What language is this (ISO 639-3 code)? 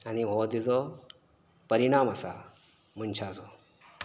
kok